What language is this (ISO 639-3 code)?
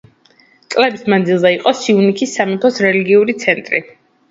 kat